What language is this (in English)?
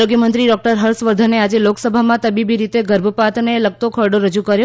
Gujarati